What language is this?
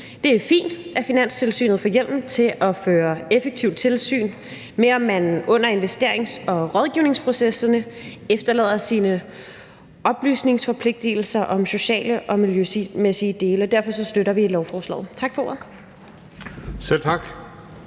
Danish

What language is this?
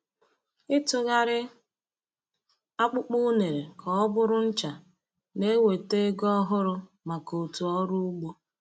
Igbo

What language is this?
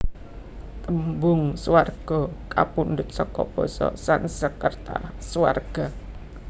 Javanese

